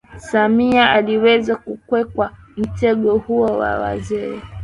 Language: Swahili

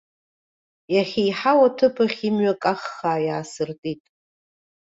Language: Abkhazian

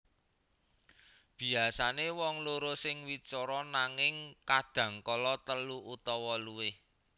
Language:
Javanese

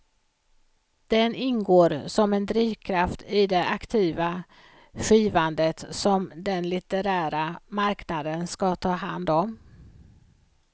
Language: Swedish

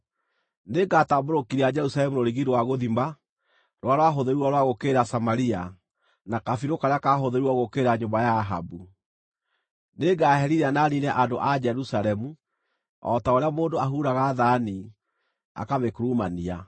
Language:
Kikuyu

